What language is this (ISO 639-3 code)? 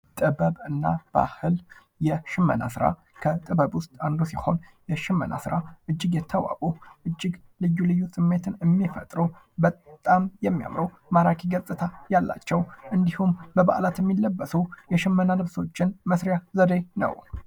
amh